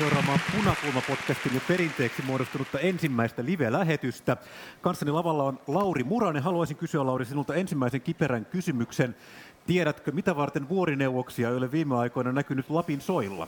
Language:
Finnish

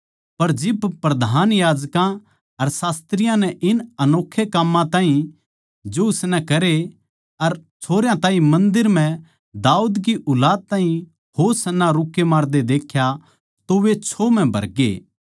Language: Haryanvi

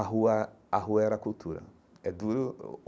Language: Portuguese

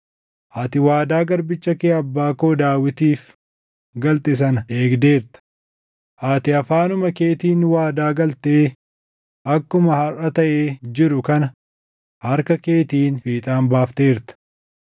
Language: Oromo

